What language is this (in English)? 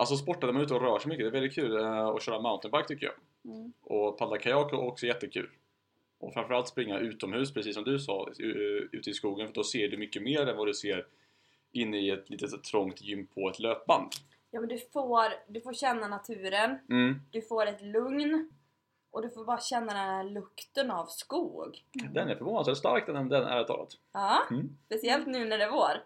Swedish